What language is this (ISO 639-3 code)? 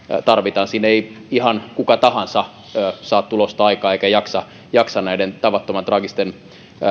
fin